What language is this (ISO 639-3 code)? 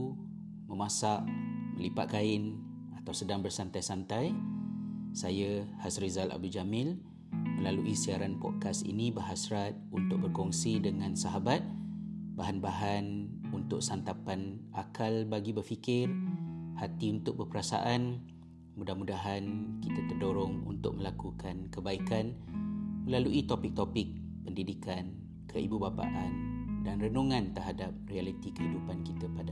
msa